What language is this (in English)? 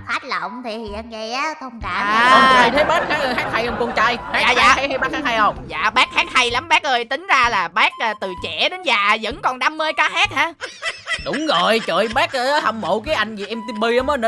Vietnamese